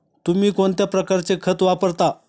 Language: Marathi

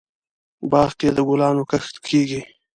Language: Pashto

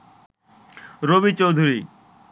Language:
Bangla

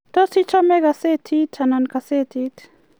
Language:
Kalenjin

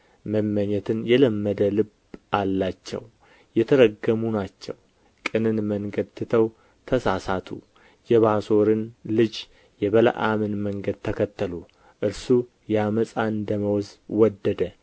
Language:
Amharic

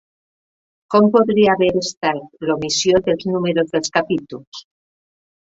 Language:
Catalan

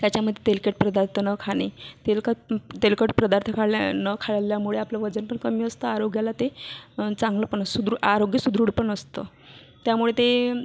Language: Marathi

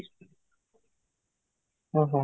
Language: Odia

